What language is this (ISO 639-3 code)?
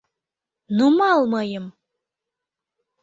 chm